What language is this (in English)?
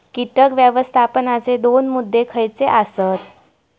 Marathi